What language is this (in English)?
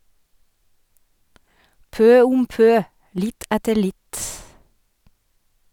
Norwegian